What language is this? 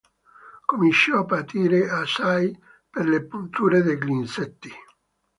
Italian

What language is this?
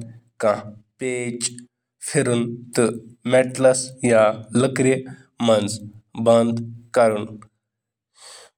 Kashmiri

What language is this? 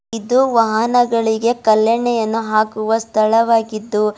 Kannada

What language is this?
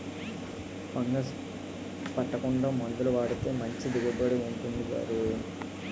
Telugu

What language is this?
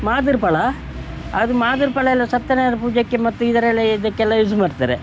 Kannada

